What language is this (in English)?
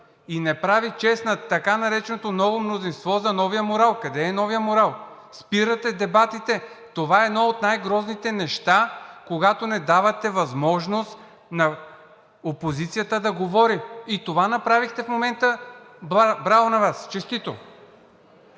Bulgarian